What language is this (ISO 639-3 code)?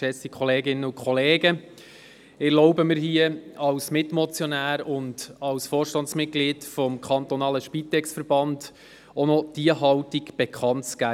gsw